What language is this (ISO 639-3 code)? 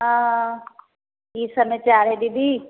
mai